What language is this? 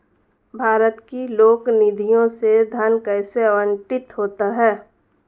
Hindi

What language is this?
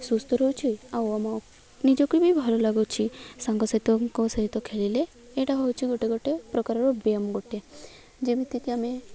Odia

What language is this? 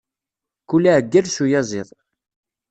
Kabyle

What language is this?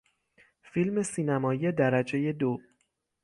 Persian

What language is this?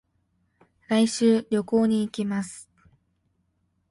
Japanese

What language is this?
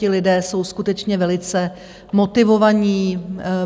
Czech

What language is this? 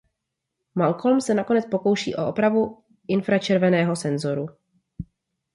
Czech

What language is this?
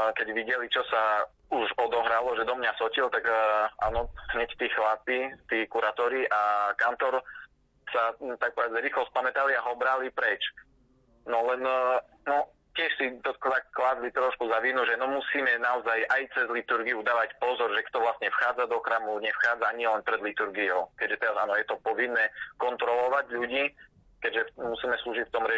Slovak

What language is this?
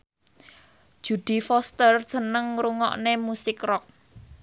Javanese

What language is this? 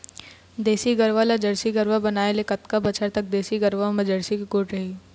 Chhattisgarhi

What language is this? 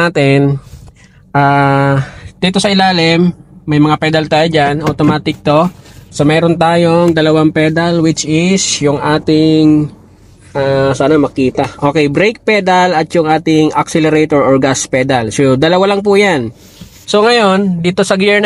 Filipino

